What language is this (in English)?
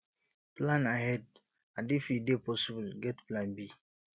Nigerian Pidgin